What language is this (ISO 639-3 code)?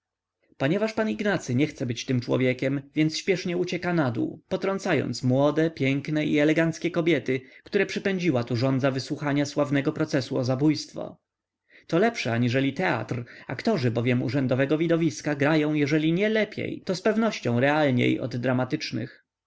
pol